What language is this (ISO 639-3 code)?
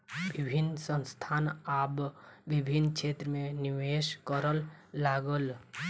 mai